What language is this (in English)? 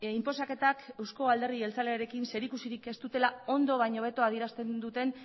Basque